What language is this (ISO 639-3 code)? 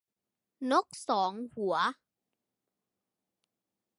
tha